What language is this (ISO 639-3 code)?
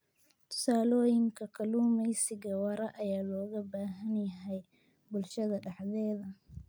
som